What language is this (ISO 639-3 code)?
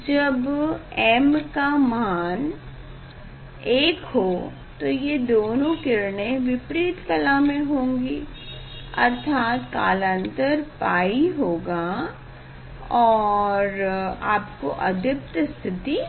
hin